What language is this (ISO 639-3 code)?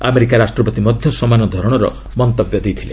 ori